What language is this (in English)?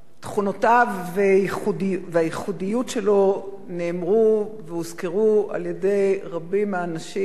Hebrew